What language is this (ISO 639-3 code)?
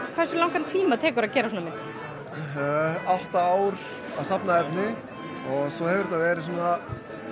isl